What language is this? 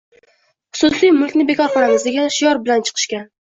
Uzbek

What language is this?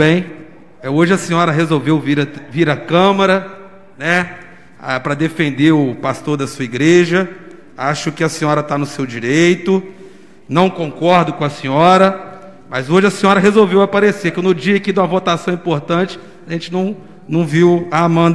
Portuguese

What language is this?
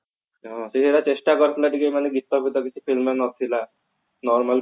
Odia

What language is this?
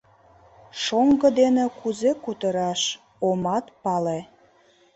Mari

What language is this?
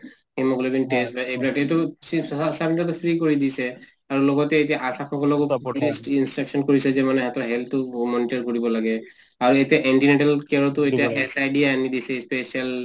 Assamese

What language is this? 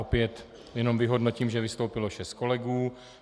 Czech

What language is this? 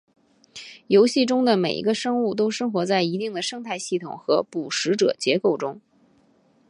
Chinese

